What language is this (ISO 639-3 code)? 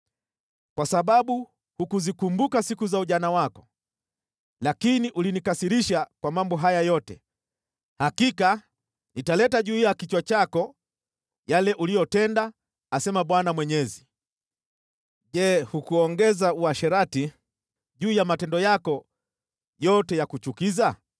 swa